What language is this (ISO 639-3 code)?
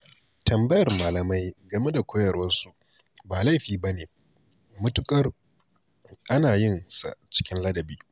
hau